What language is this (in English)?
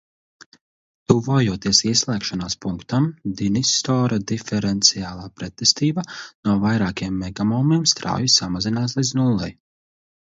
Latvian